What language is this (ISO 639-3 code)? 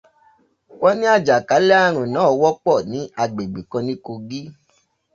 yor